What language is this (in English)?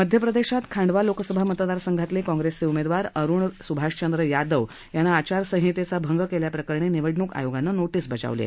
Marathi